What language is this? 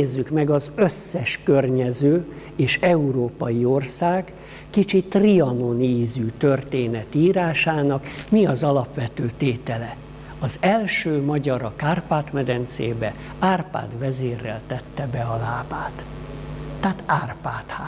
Hungarian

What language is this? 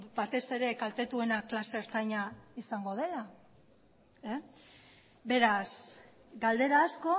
Basque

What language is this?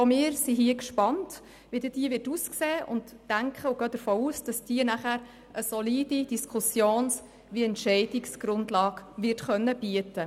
Swiss German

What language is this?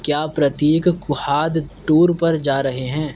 Urdu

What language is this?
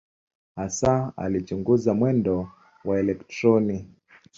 Swahili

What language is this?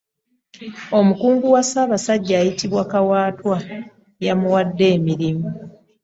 Ganda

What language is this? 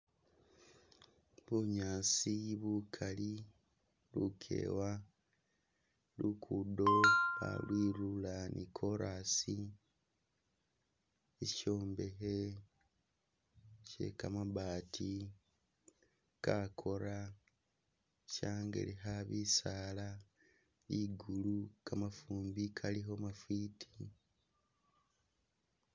Masaaba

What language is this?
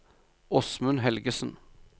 Norwegian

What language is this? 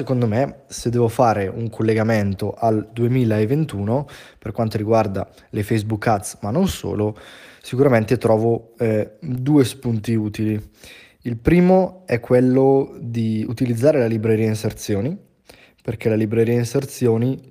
Italian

